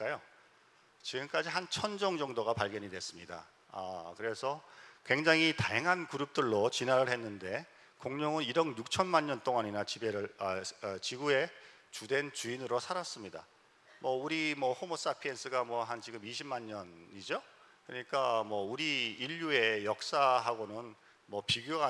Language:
Korean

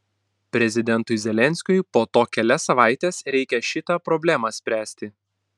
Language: Lithuanian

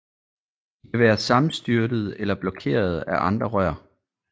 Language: Danish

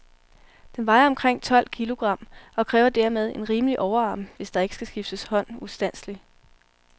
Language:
Danish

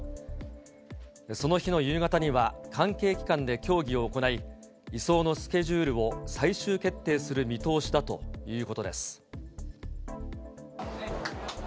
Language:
Japanese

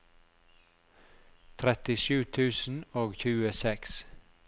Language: Norwegian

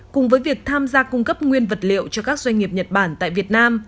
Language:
Vietnamese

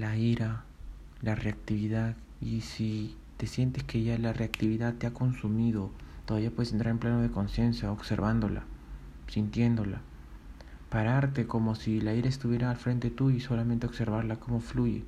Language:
Spanish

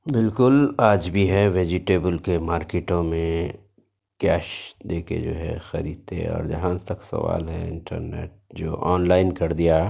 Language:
Urdu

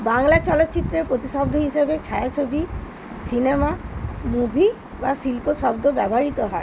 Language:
Bangla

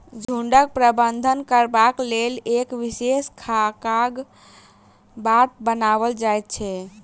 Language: Maithili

